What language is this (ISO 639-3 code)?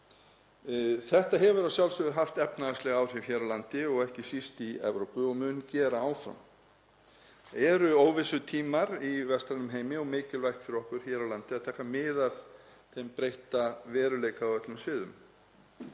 isl